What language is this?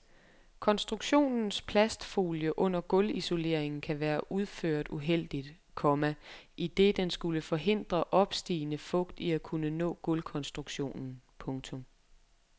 Danish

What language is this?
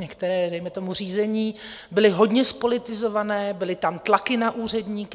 Czech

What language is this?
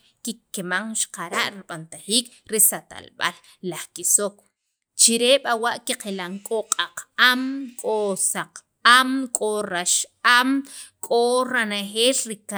Sacapulteco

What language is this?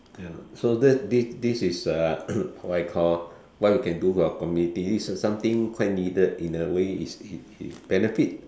English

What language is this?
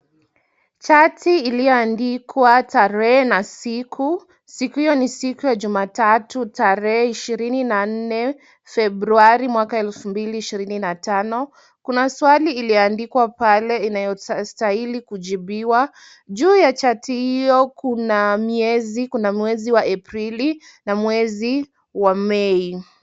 Swahili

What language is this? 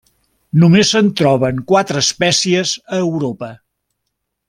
Catalan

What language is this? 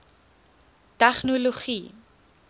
Afrikaans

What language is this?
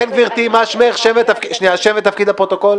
Hebrew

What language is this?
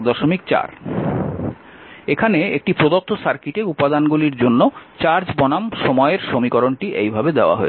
Bangla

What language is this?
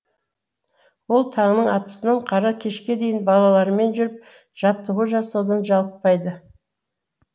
Kazakh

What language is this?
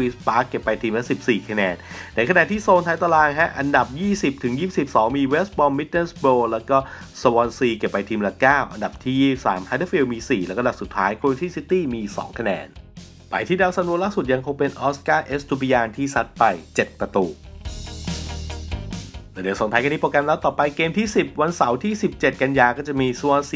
Thai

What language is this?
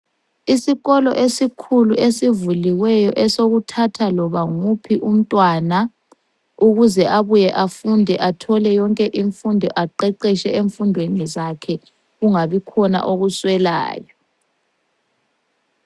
North Ndebele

